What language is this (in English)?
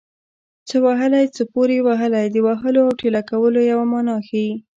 Pashto